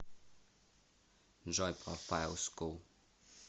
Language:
Russian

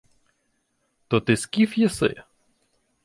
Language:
Ukrainian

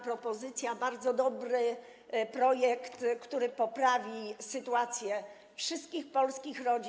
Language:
Polish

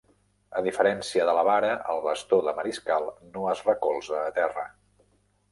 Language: Catalan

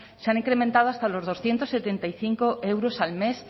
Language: Spanish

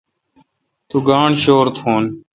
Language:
Kalkoti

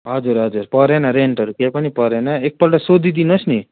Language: Nepali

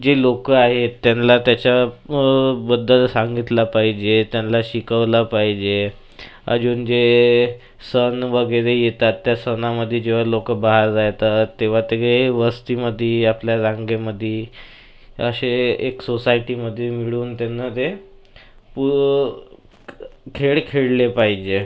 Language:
Marathi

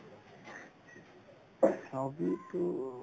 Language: Assamese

